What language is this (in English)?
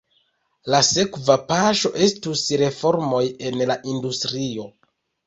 Esperanto